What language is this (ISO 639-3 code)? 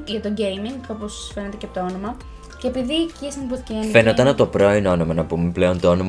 ell